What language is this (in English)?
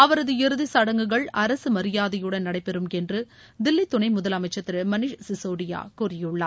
Tamil